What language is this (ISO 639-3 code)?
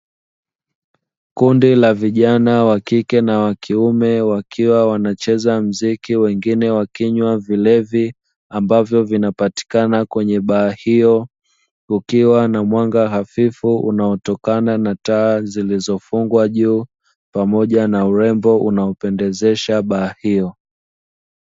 swa